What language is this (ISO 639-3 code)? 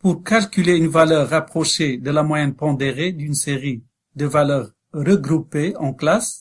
fra